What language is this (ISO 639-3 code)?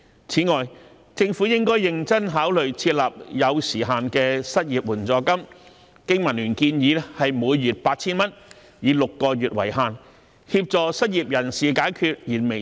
yue